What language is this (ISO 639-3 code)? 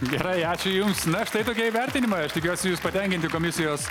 lit